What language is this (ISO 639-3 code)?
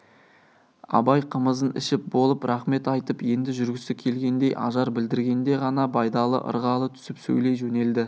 kaz